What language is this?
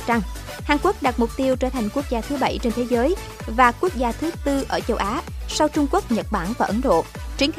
Vietnamese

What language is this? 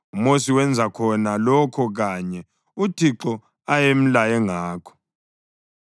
North Ndebele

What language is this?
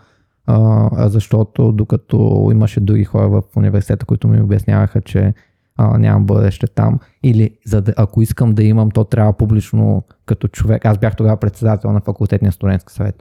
Bulgarian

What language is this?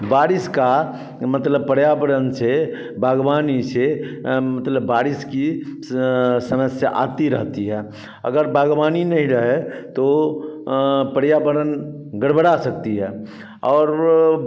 Hindi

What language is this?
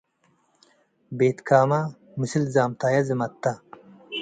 Tigre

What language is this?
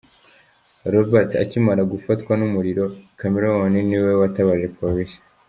Kinyarwanda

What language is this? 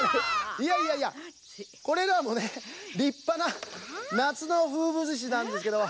Japanese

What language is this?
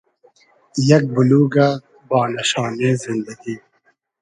Hazaragi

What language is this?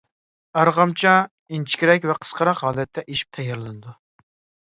Uyghur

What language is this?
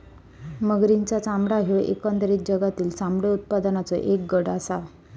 Marathi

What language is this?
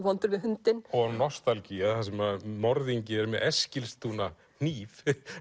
Icelandic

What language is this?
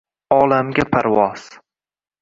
Uzbek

